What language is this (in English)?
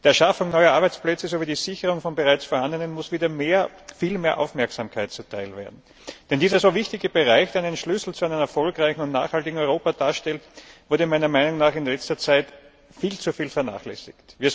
German